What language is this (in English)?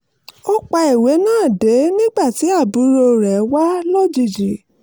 Yoruba